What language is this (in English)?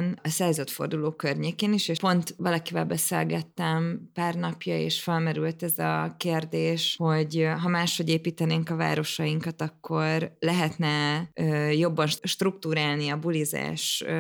Hungarian